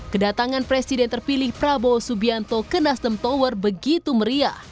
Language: Indonesian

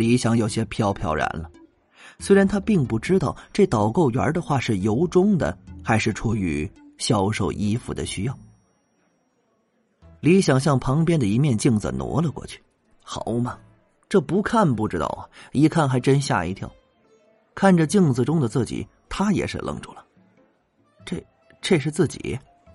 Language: Chinese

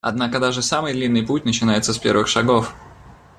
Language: Russian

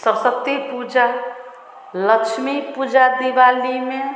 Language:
Hindi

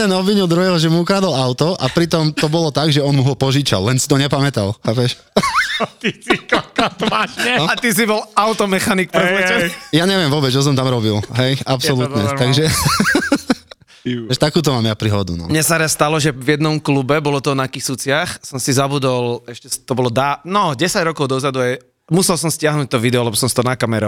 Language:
Slovak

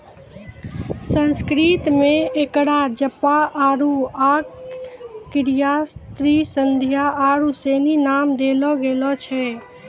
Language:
Maithili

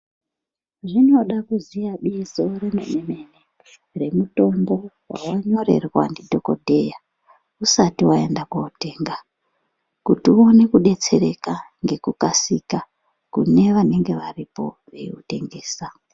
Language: Ndau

